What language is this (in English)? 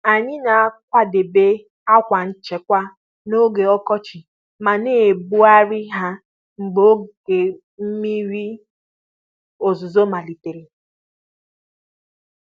Igbo